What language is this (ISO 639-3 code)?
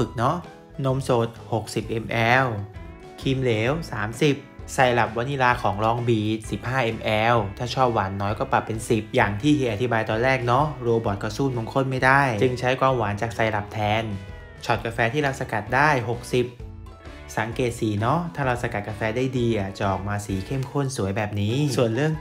tha